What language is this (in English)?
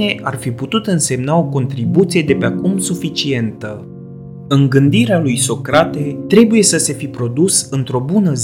Romanian